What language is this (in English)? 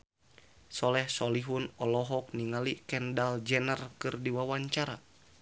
Sundanese